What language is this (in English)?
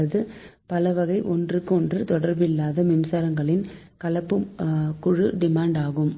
Tamil